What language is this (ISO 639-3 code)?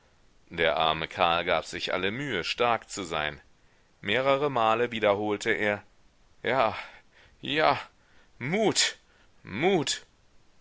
deu